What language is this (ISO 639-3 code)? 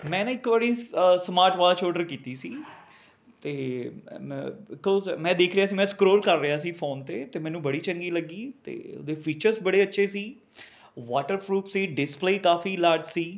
pan